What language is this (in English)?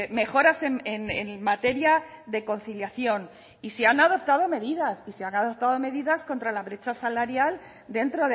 Spanish